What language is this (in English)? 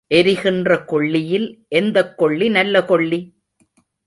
Tamil